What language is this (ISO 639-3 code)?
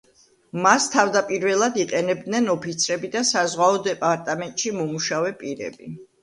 kat